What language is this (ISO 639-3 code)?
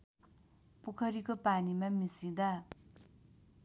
nep